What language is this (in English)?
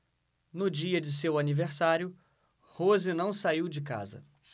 Portuguese